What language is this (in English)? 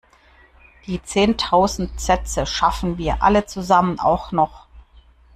German